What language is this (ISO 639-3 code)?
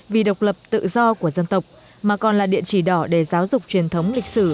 vie